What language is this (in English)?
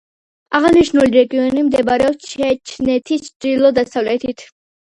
Georgian